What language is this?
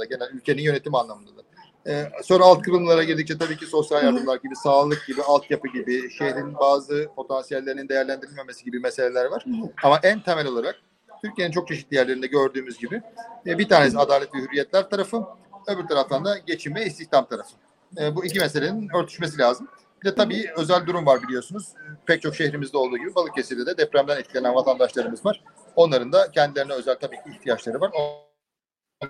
Turkish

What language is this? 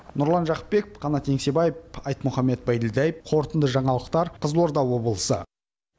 Kazakh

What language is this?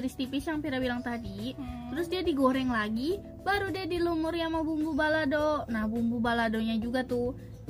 Indonesian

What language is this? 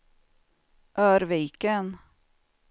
Swedish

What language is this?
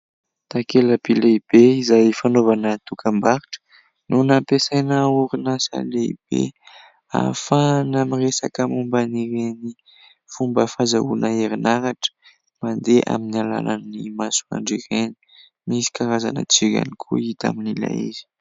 Malagasy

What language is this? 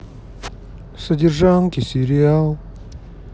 Russian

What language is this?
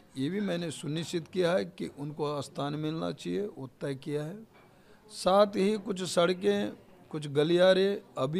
Hindi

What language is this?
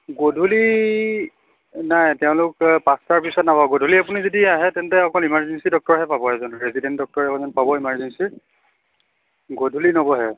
Assamese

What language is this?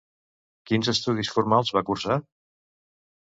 Catalan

